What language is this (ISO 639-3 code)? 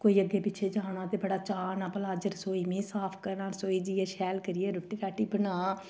doi